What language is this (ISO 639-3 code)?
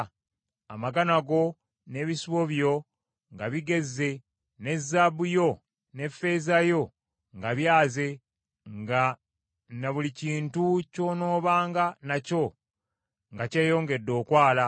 lug